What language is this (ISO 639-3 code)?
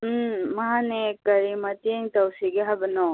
mni